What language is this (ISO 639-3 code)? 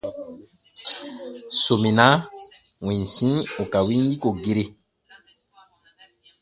bba